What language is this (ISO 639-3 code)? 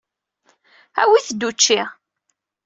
kab